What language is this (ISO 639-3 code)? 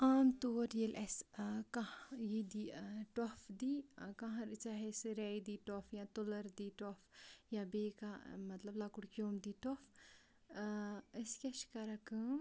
kas